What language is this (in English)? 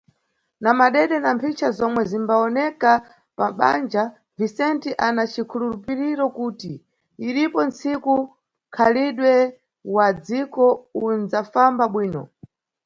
Nyungwe